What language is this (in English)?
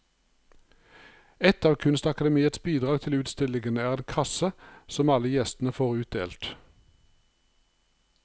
Norwegian